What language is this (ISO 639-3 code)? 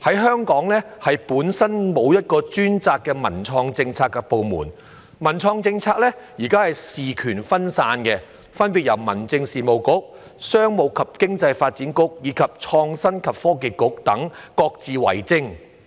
yue